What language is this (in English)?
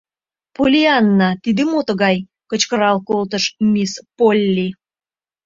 Mari